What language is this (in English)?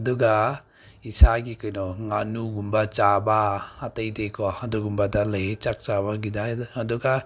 Manipuri